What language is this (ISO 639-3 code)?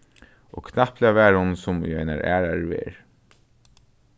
fao